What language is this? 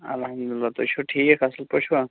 Kashmiri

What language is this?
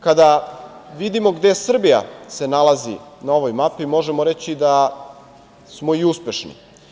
Serbian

